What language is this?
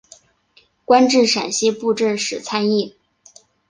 Chinese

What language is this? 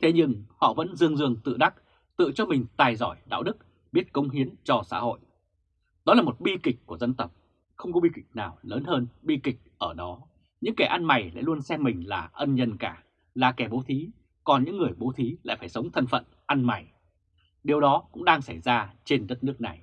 Vietnamese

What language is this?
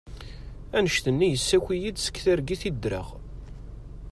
Kabyle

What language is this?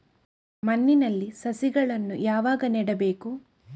Kannada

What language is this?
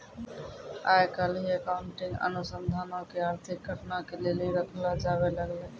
Maithili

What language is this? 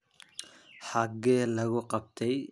Somali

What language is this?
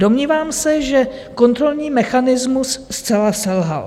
Czech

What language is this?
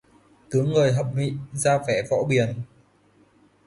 Vietnamese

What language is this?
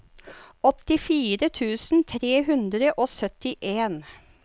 Norwegian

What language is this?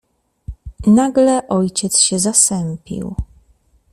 Polish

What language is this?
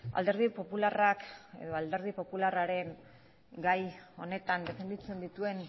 Basque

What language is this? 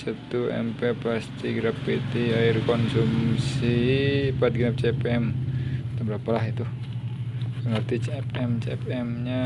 Indonesian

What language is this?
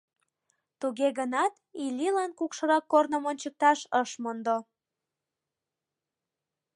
Mari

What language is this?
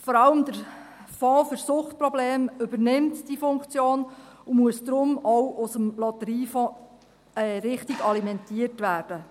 Swiss German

